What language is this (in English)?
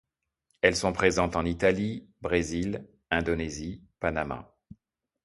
French